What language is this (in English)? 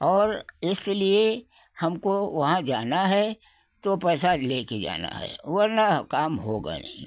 Hindi